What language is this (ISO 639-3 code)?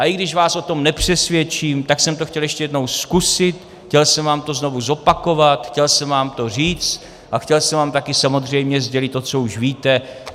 ces